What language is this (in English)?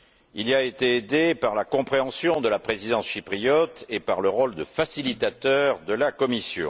French